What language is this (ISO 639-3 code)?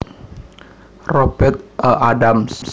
jav